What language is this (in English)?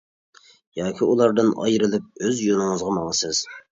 Uyghur